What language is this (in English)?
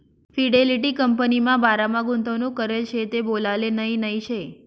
Marathi